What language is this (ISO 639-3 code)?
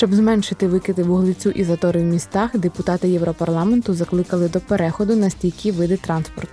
ukr